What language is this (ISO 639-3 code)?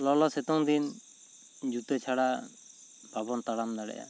sat